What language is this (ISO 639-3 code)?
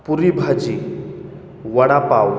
mar